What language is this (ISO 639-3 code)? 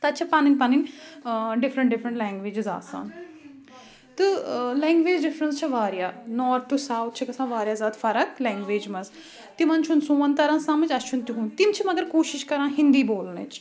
kas